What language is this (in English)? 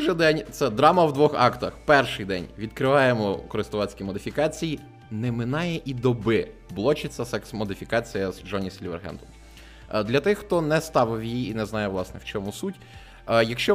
Ukrainian